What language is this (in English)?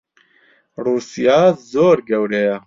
Central Kurdish